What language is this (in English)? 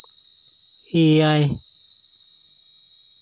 Santali